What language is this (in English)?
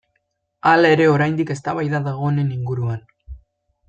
Basque